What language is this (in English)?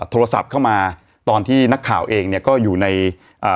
Thai